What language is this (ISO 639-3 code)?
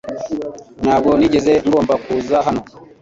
kin